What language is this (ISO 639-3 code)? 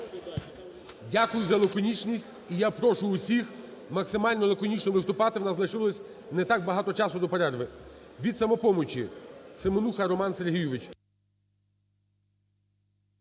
ukr